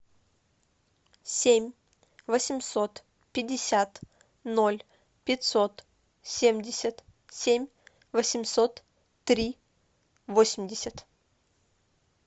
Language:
Russian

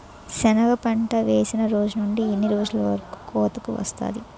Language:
Telugu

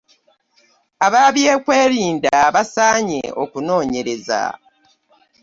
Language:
Ganda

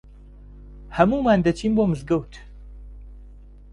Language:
Central Kurdish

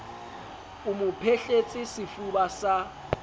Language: Southern Sotho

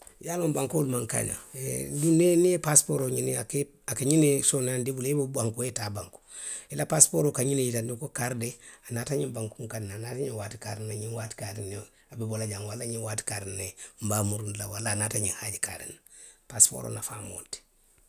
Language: Western Maninkakan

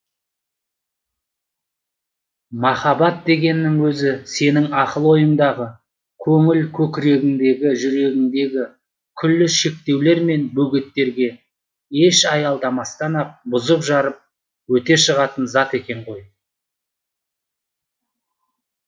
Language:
Kazakh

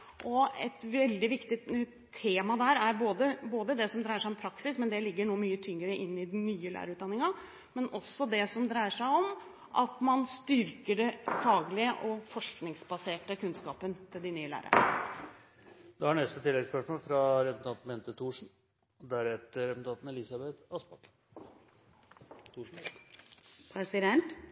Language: Norwegian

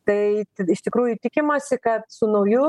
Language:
Lithuanian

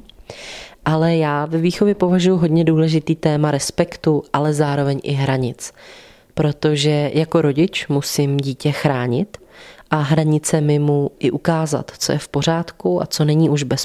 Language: Czech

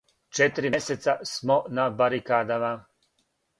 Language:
Serbian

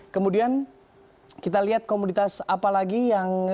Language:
Indonesian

